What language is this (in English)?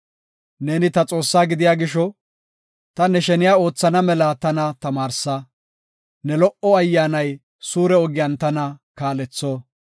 Gofa